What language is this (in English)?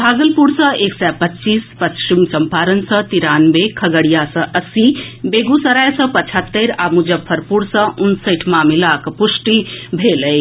Maithili